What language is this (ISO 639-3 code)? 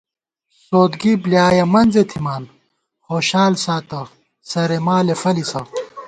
gwt